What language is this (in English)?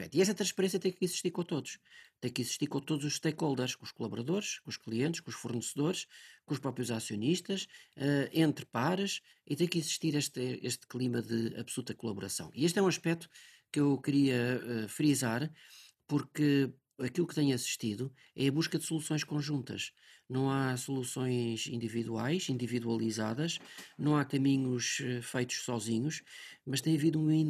Portuguese